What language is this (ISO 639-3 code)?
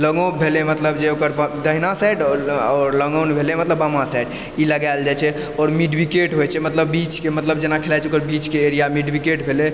mai